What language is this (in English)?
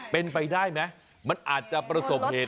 Thai